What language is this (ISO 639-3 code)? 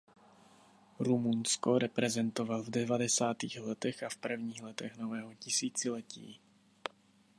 ces